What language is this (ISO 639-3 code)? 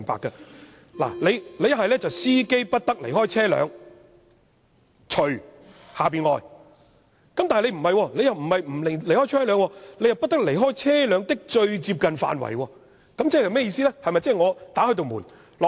yue